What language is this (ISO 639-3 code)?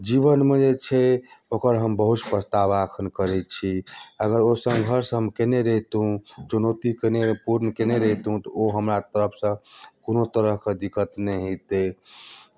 mai